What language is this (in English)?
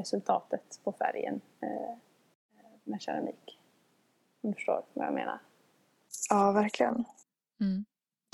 Swedish